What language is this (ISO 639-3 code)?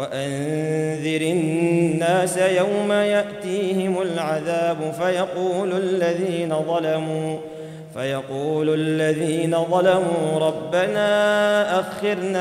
ara